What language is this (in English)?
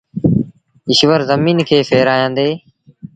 Sindhi Bhil